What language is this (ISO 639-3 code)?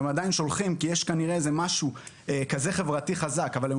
heb